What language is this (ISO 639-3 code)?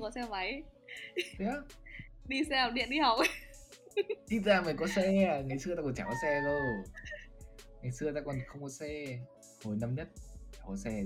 vie